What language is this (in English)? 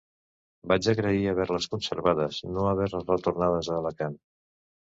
Catalan